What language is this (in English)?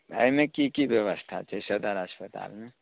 Maithili